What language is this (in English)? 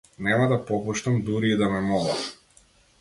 Macedonian